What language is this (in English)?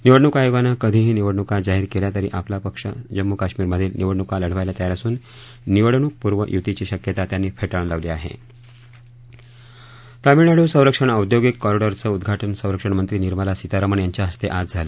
Marathi